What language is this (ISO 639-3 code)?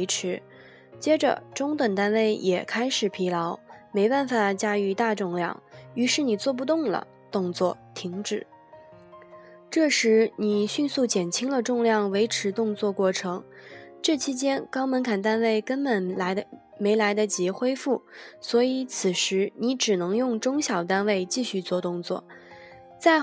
zho